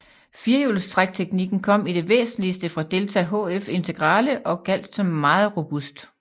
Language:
Danish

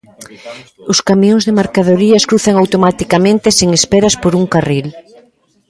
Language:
Galician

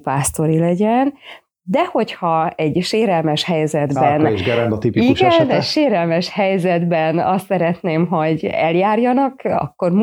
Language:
Hungarian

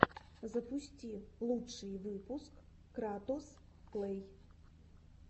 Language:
Russian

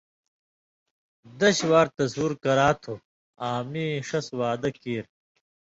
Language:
Indus Kohistani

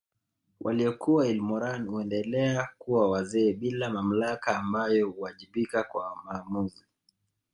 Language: Swahili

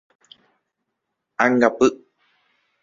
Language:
Guarani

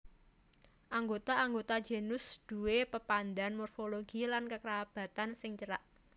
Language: Javanese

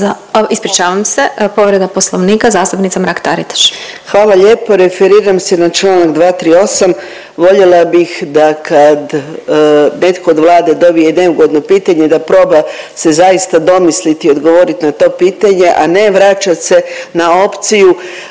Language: Croatian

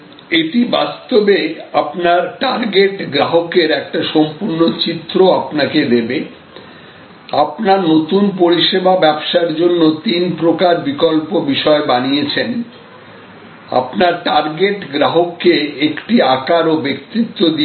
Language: Bangla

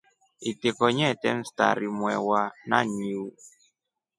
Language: Rombo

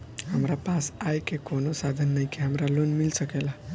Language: Bhojpuri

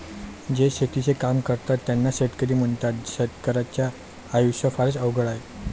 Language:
Marathi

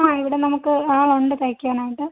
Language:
Malayalam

